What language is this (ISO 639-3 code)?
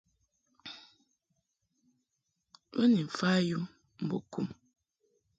mhk